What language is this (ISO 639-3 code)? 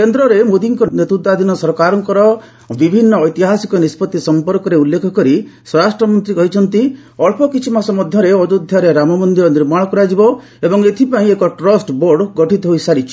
ori